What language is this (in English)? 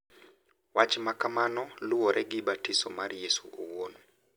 Luo (Kenya and Tanzania)